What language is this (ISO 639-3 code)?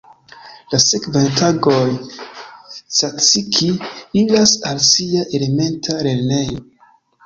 epo